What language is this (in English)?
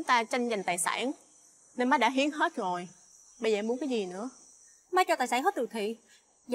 Vietnamese